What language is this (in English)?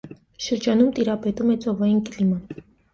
Armenian